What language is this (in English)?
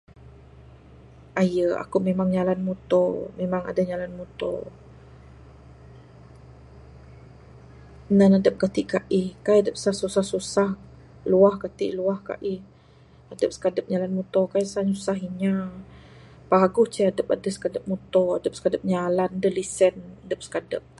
Bukar-Sadung Bidayuh